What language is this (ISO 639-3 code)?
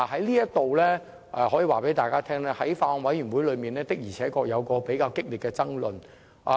yue